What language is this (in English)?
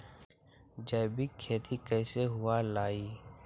Magahi